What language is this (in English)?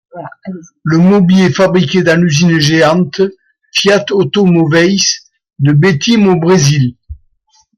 French